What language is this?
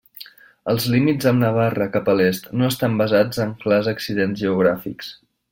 Catalan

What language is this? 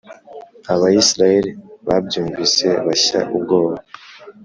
Kinyarwanda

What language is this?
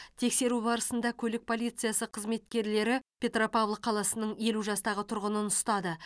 Kazakh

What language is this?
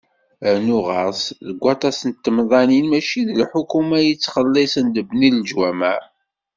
Kabyle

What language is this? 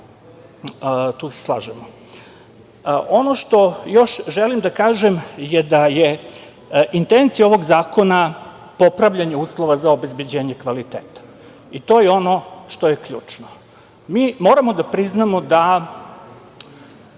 Serbian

